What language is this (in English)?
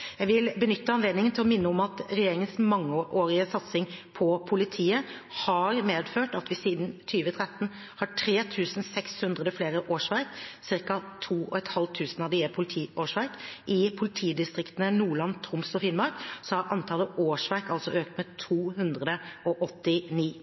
Norwegian Bokmål